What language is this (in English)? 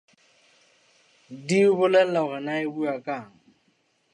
Southern Sotho